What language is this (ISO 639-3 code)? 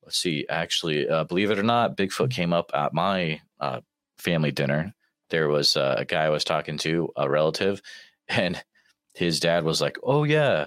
eng